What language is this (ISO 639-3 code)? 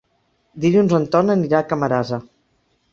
cat